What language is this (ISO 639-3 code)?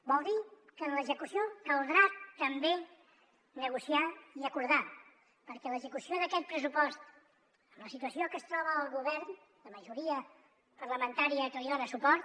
cat